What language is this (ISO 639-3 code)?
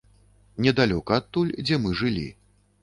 bel